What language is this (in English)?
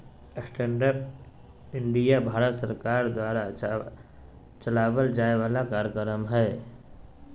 Magahi